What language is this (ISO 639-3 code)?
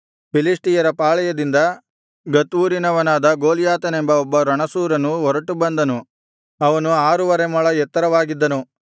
kan